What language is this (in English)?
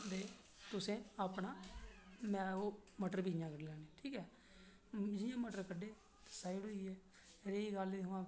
Dogri